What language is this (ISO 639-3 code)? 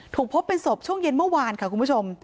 tha